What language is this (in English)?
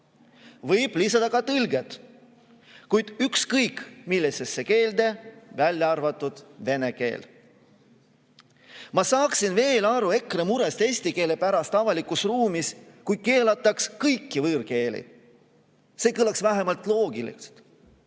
Estonian